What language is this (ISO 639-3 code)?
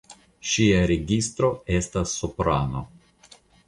epo